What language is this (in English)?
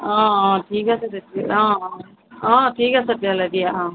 Assamese